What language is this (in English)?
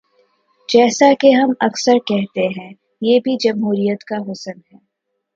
Urdu